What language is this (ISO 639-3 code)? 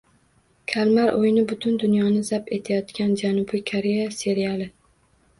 uzb